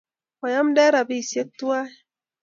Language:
Kalenjin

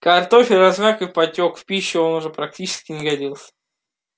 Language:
Russian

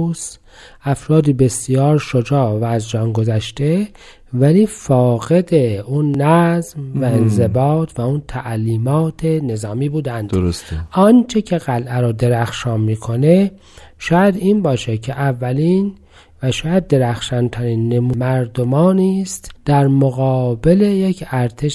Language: Persian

